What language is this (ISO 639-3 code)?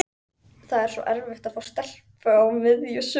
isl